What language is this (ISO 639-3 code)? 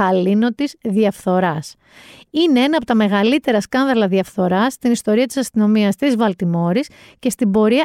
ell